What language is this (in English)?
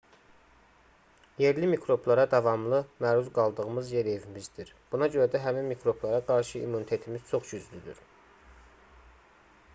Azerbaijani